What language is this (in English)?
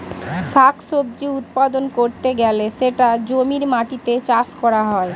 Bangla